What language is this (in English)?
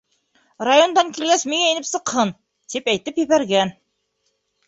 Bashkir